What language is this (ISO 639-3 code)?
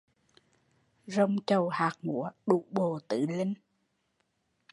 vie